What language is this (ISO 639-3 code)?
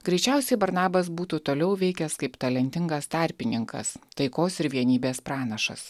lit